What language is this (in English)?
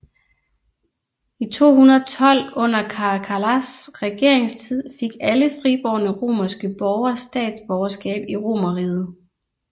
Danish